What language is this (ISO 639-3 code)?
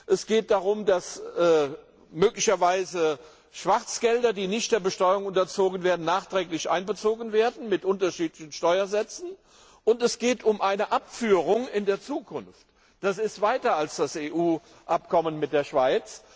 deu